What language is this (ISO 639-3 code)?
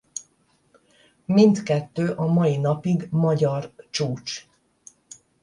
hun